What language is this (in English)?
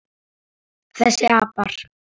Icelandic